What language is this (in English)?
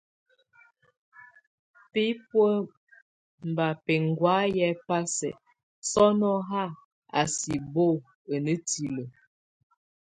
Tunen